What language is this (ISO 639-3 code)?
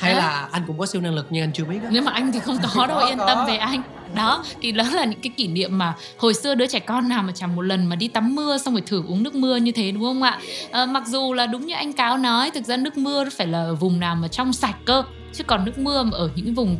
vie